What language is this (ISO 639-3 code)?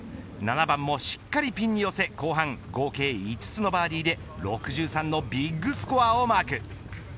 jpn